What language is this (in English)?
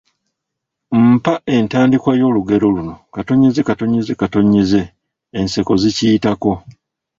Ganda